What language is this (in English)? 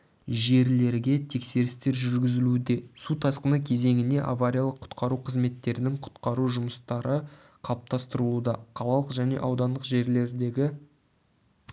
Kazakh